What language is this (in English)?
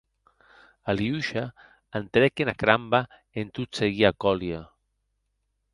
Occitan